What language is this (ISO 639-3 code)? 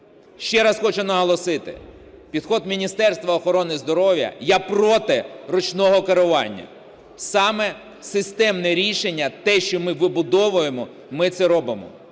ukr